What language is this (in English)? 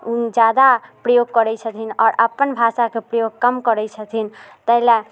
Maithili